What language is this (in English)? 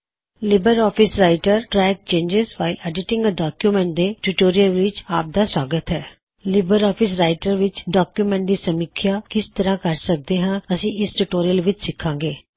Punjabi